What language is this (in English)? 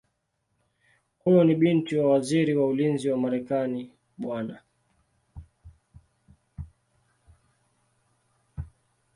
Swahili